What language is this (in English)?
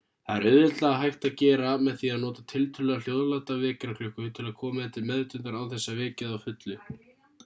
Icelandic